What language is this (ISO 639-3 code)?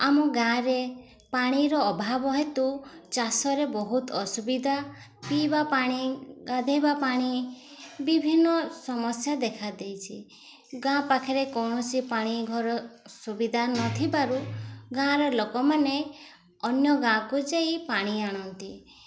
ori